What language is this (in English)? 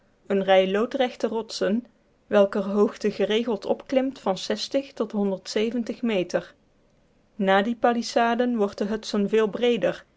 Dutch